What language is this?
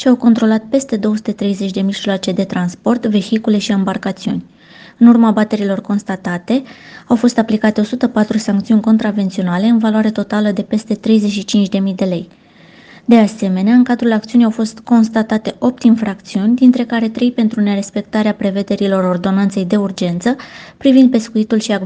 Romanian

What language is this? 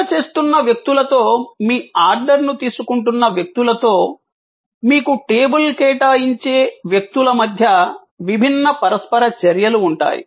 Telugu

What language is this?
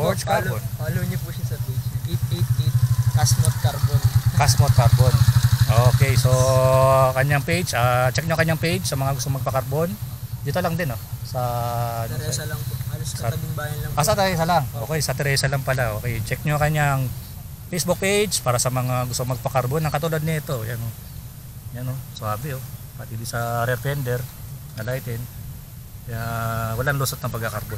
Filipino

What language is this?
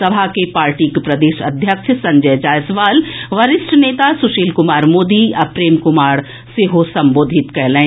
Maithili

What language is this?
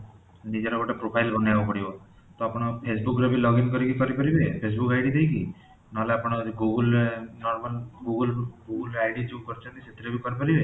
Odia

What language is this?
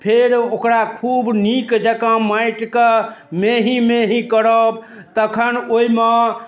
Maithili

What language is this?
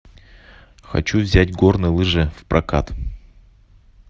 Russian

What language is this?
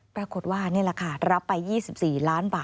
Thai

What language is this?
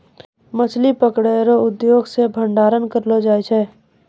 Maithili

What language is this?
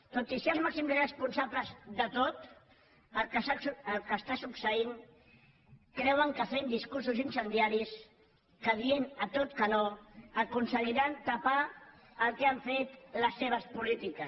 Catalan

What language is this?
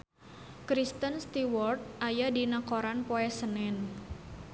Sundanese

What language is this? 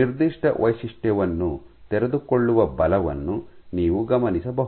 Kannada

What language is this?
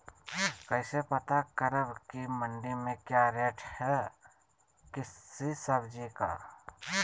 Magahi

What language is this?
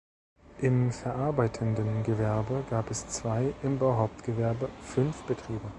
German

